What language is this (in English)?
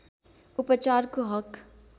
Nepali